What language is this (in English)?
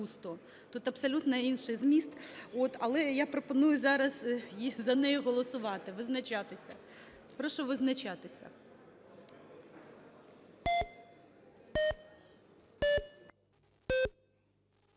Ukrainian